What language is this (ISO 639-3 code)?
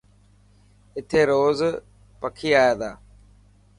mki